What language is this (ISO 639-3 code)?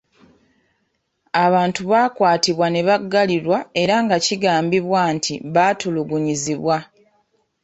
lug